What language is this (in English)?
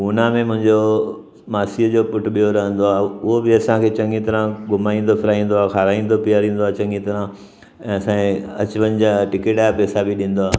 Sindhi